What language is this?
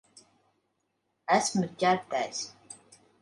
Latvian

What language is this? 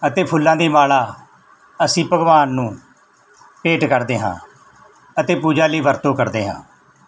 Punjabi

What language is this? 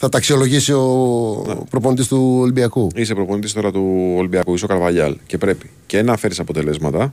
Greek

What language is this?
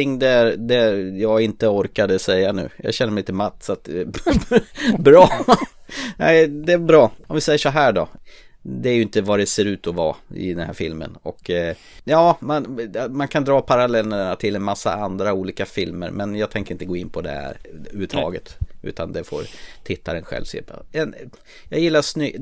Swedish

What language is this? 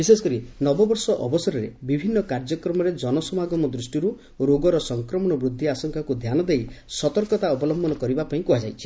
Odia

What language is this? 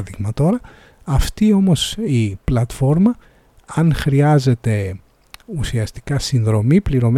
Greek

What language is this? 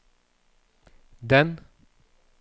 Norwegian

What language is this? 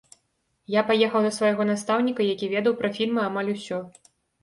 Belarusian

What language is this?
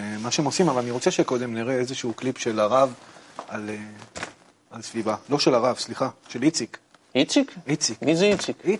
Hebrew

